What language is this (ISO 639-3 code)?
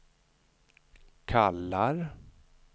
swe